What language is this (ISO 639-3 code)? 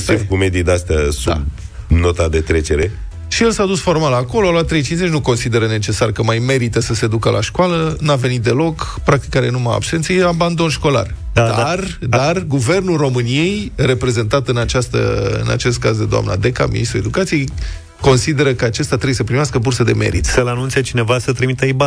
ron